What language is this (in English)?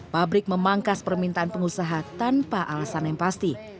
Indonesian